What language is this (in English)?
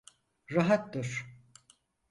Turkish